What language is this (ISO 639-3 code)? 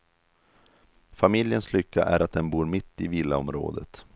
swe